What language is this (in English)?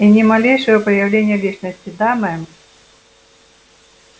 Russian